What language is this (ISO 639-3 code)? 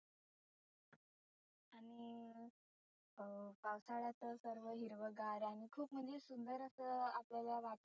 mar